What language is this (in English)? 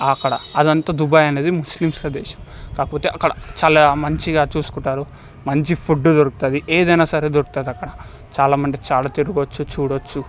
Telugu